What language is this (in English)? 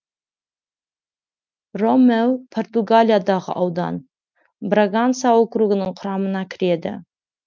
Kazakh